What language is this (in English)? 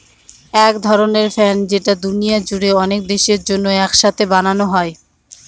Bangla